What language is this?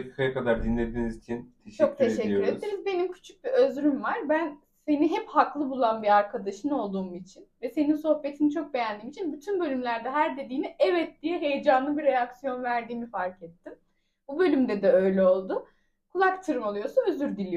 Turkish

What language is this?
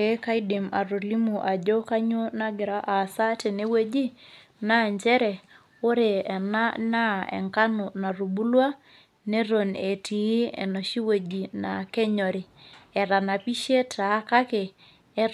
Masai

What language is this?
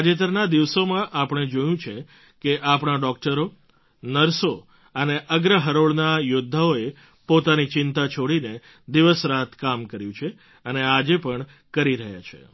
Gujarati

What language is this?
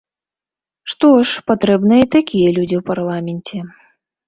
Belarusian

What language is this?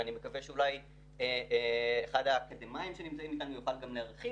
Hebrew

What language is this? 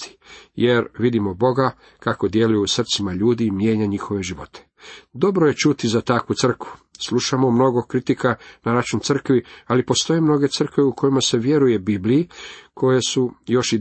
Croatian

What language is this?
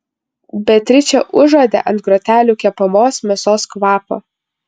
Lithuanian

